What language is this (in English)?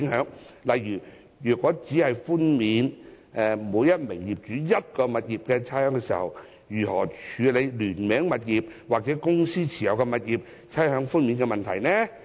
Cantonese